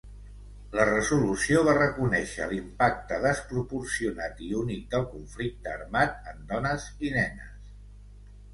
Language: Catalan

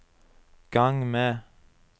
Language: Norwegian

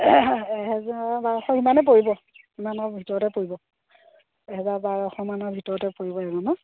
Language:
Assamese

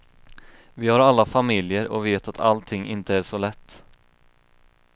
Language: Swedish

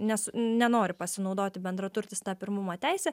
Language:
Lithuanian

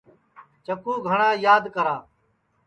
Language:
Sansi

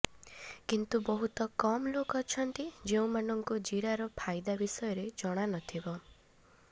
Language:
Odia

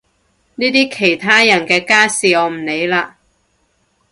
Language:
Cantonese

